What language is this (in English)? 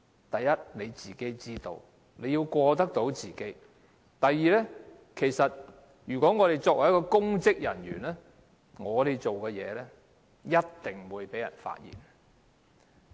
Cantonese